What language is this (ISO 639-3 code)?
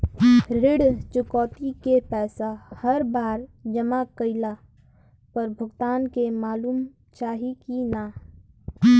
bho